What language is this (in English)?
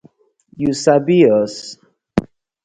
Nigerian Pidgin